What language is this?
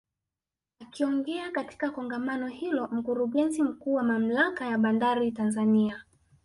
Swahili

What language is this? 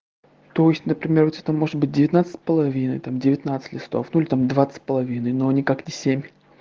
Russian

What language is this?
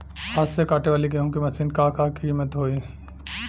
Bhojpuri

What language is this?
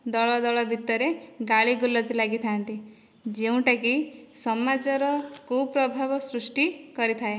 Odia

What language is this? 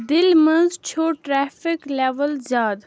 Kashmiri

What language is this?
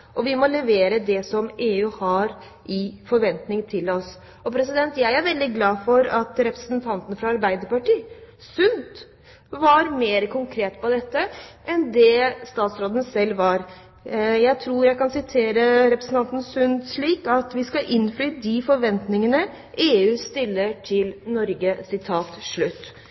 Norwegian Bokmål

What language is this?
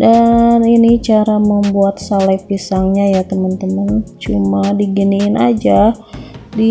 Indonesian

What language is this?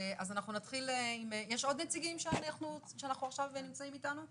Hebrew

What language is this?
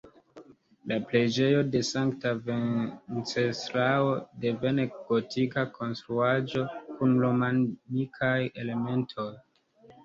Esperanto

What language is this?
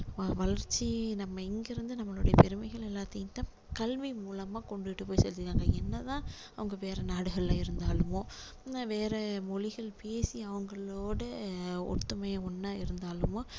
Tamil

